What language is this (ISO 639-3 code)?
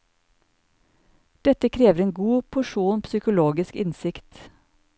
nor